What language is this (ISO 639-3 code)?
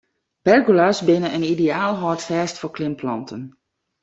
fry